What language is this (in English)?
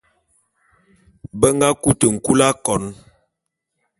Bulu